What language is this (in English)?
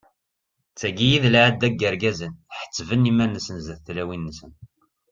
Kabyle